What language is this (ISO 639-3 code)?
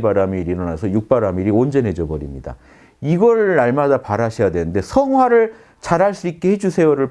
kor